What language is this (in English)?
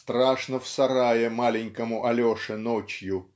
Russian